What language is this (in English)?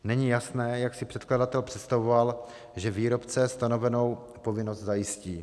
Czech